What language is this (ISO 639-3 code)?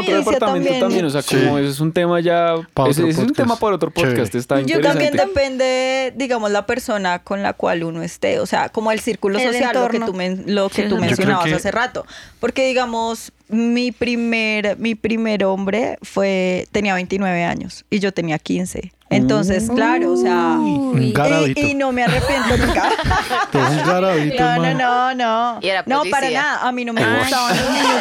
spa